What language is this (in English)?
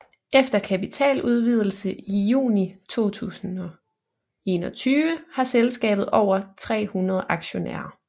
Danish